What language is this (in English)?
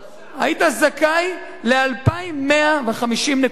Hebrew